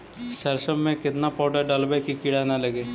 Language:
Magahi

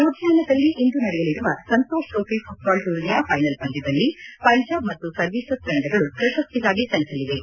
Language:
Kannada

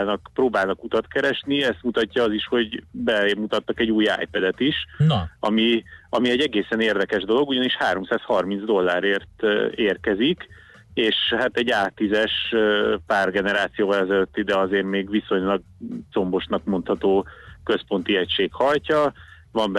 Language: Hungarian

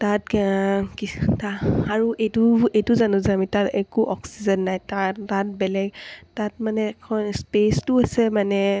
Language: Assamese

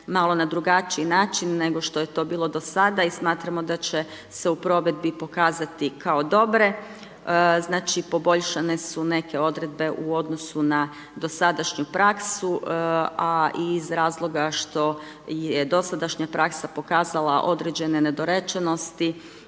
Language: Croatian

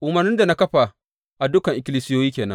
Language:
Hausa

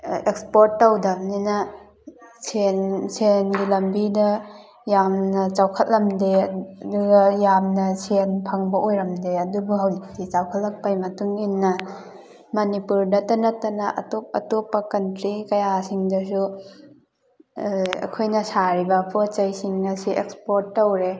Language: Manipuri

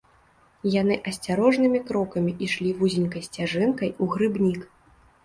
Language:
Belarusian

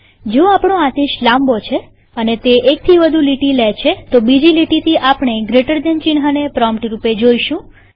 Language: Gujarati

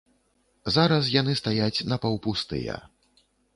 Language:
Belarusian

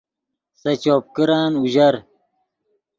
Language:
Yidgha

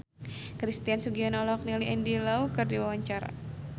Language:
Sundanese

